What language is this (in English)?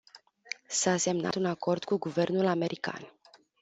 Romanian